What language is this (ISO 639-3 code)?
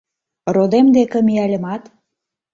chm